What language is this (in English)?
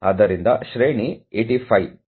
Kannada